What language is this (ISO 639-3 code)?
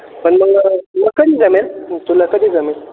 mar